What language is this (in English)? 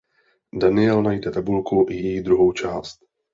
Czech